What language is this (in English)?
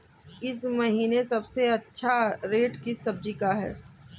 Hindi